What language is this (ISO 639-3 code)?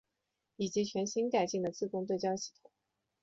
zho